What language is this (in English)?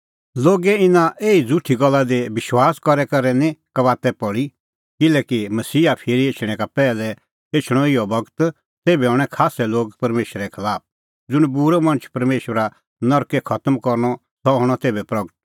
Kullu Pahari